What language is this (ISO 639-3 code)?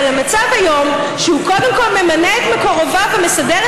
heb